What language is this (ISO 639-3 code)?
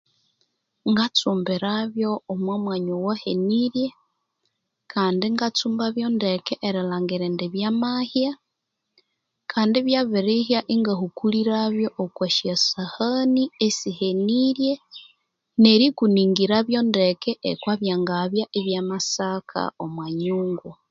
koo